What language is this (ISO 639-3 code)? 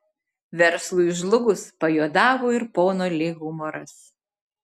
lit